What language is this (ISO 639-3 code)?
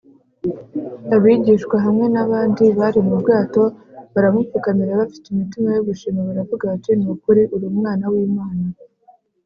kin